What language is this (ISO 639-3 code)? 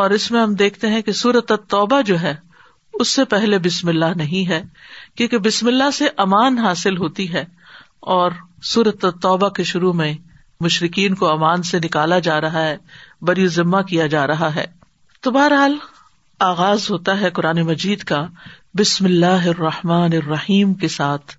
urd